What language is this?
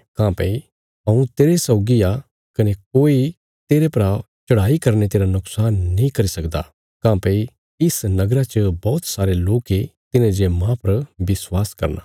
Bilaspuri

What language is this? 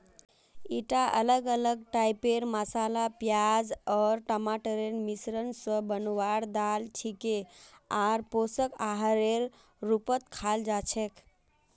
Magahi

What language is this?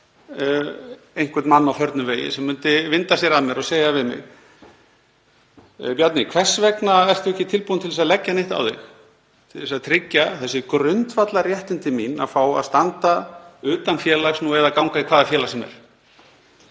Icelandic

